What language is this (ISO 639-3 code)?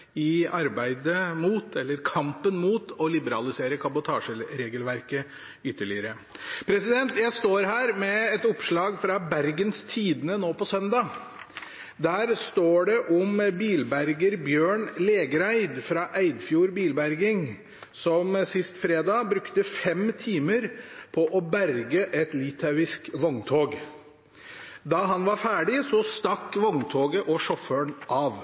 nob